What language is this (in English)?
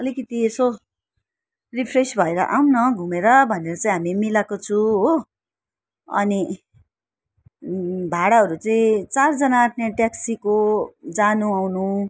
Nepali